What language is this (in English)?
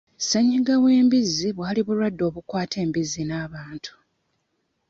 Ganda